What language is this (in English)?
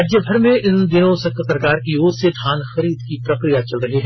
Hindi